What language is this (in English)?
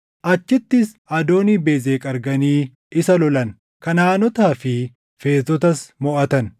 Oromo